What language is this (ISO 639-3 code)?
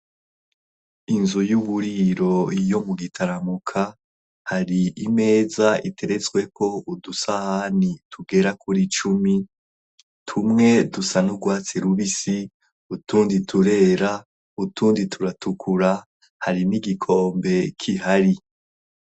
run